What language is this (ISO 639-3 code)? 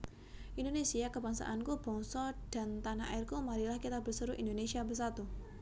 jav